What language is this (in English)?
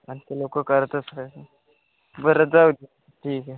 Marathi